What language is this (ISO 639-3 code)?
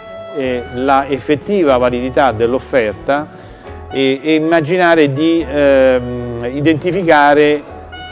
ita